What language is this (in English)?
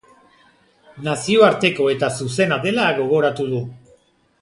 Basque